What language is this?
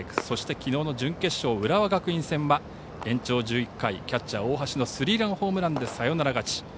Japanese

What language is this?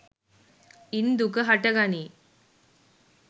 Sinhala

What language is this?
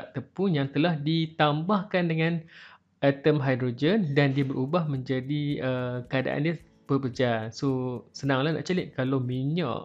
Malay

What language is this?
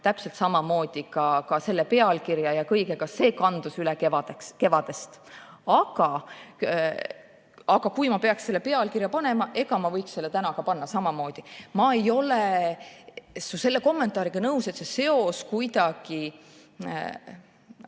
Estonian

